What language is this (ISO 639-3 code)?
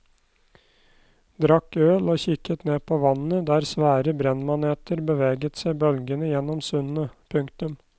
nor